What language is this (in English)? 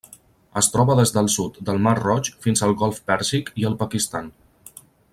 Catalan